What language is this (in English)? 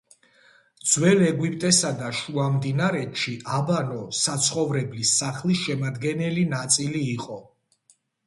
Georgian